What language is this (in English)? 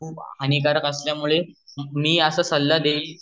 Marathi